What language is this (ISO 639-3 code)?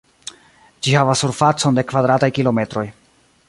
epo